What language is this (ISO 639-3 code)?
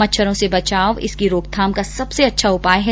hin